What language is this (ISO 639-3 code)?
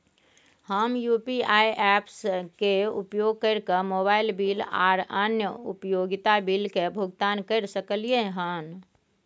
mai